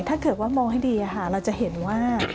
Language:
Thai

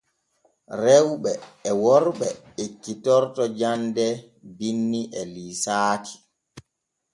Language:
Borgu Fulfulde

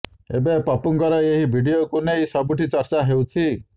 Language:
Odia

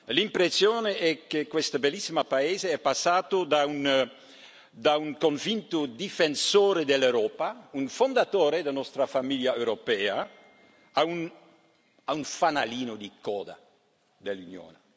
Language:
Italian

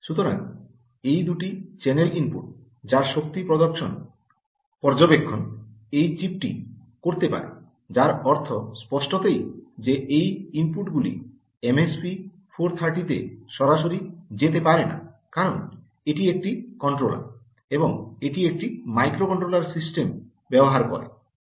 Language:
Bangla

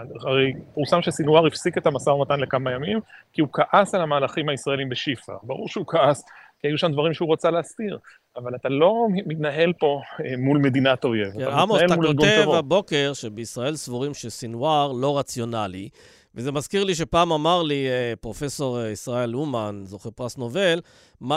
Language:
Hebrew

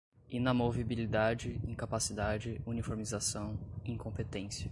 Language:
Portuguese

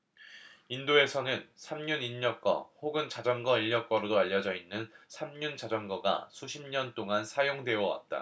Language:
Korean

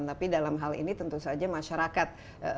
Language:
Indonesian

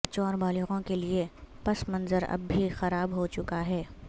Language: Urdu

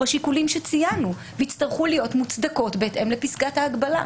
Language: Hebrew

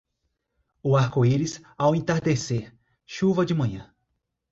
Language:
Portuguese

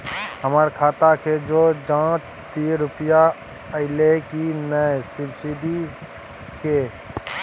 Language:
Maithili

